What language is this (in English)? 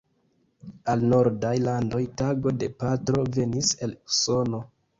Esperanto